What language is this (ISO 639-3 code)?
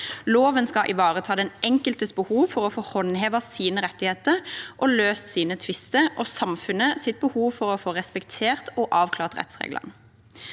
nor